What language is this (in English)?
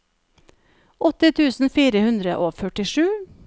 Norwegian